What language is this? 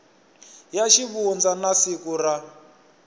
Tsonga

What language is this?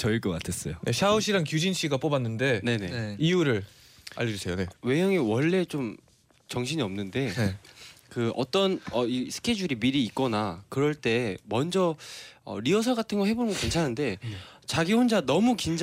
Korean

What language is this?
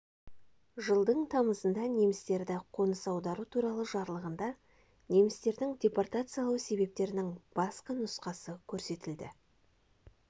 Kazakh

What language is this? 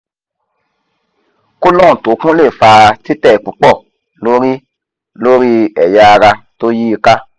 Yoruba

